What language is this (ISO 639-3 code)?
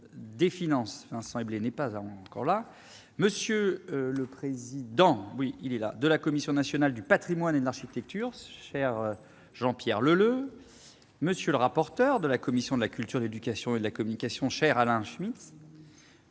fra